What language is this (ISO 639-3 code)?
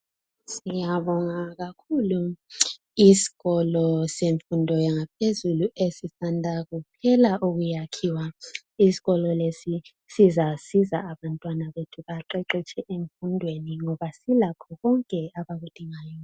nde